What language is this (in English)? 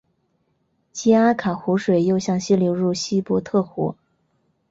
Chinese